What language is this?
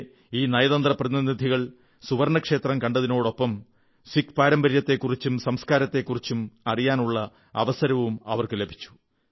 Malayalam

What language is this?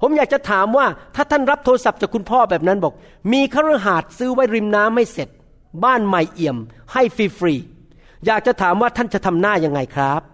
Thai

